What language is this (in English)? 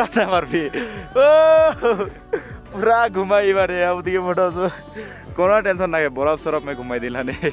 Hindi